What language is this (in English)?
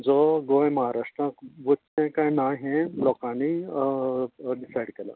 Konkani